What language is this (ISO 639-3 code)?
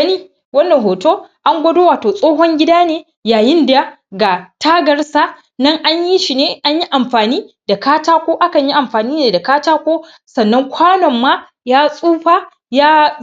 hau